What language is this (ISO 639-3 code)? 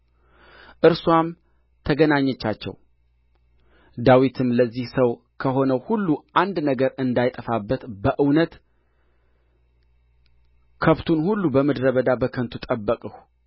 amh